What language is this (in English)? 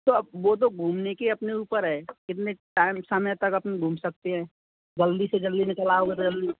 Hindi